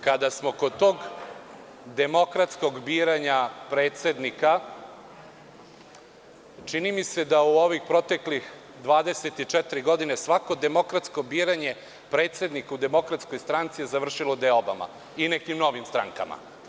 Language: Serbian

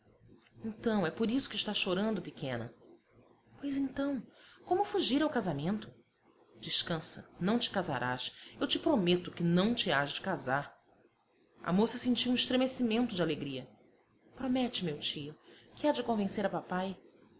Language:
Portuguese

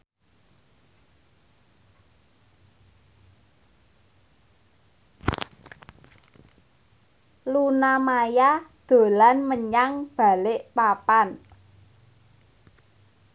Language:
Javanese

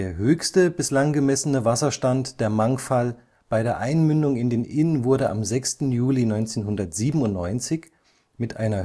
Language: German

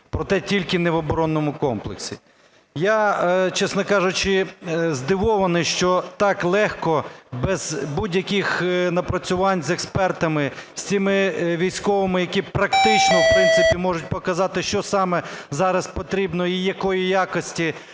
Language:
Ukrainian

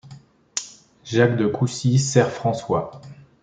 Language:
French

